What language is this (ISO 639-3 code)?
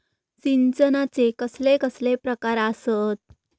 mar